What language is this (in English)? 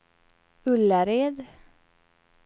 Swedish